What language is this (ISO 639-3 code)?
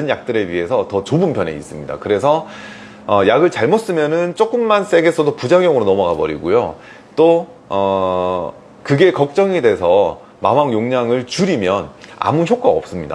kor